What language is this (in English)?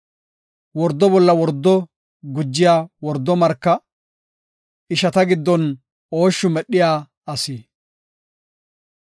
Gofa